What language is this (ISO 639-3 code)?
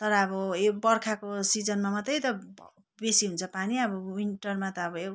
nep